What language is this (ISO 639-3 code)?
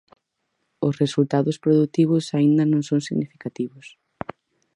glg